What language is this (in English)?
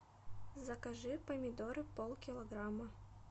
Russian